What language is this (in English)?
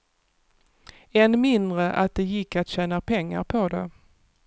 Swedish